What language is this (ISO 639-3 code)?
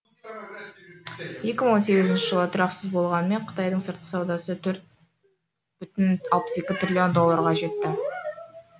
kaz